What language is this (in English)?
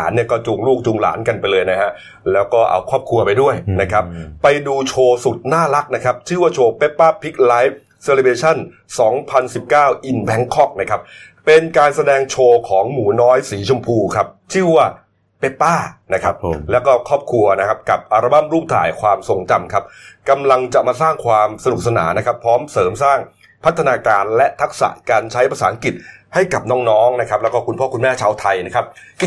Thai